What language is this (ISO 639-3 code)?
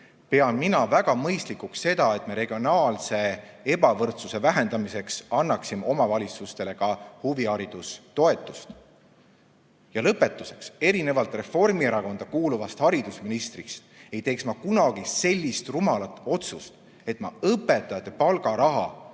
est